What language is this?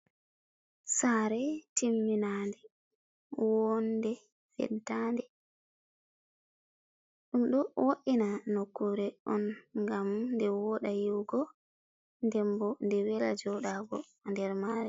Fula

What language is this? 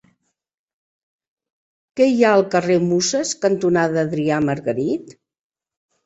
Catalan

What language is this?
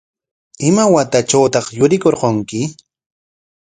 Corongo Ancash Quechua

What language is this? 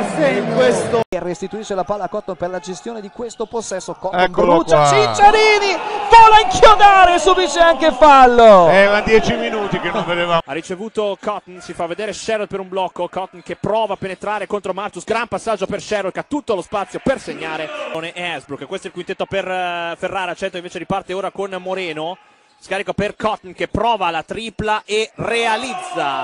Italian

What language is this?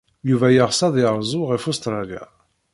Kabyle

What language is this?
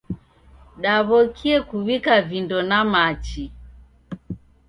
Taita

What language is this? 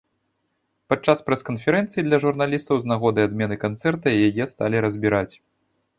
Belarusian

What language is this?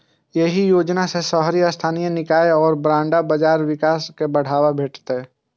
Maithili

